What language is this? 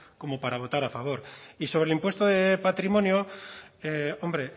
Spanish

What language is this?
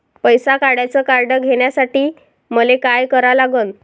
Marathi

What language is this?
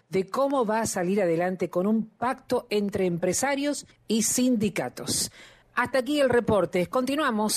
Spanish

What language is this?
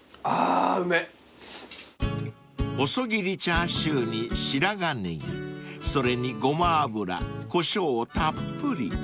Japanese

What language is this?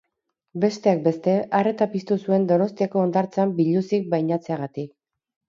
Basque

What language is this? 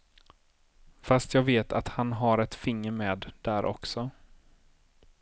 Swedish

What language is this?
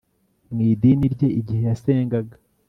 Kinyarwanda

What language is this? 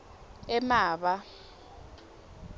Swati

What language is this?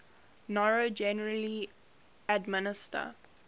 English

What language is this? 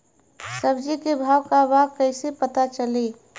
Bhojpuri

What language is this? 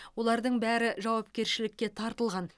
Kazakh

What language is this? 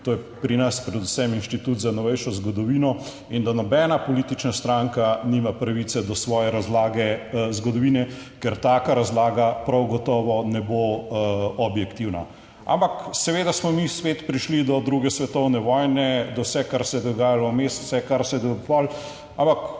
Slovenian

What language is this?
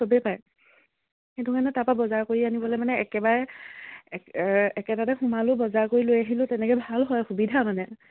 Assamese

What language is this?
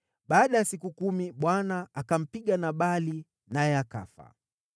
Swahili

